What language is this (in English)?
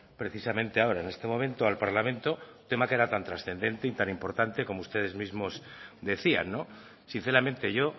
Spanish